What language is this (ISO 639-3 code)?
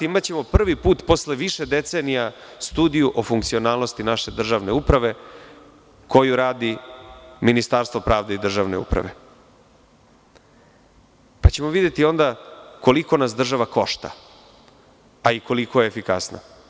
srp